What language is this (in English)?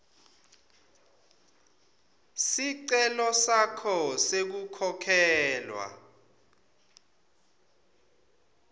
Swati